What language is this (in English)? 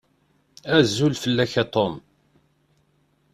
Kabyle